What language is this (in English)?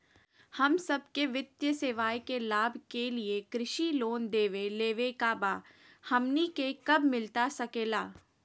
Magahi